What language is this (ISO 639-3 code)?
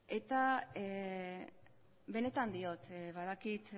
eus